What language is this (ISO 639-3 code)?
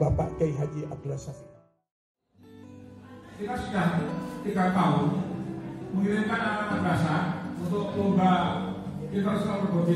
ind